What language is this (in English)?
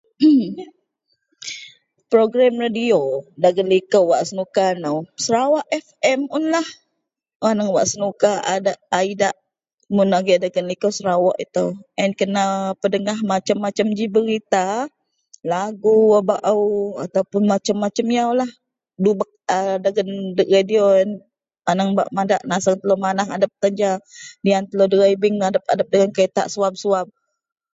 Central Melanau